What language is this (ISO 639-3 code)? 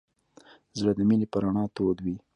pus